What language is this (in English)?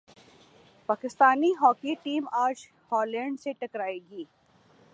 Urdu